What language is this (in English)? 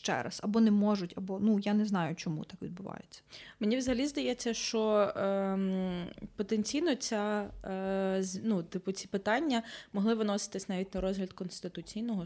Ukrainian